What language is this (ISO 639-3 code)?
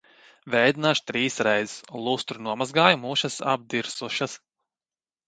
lav